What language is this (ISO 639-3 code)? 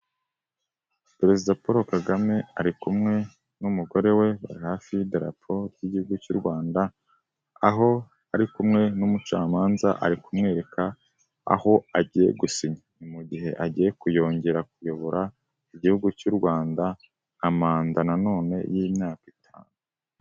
kin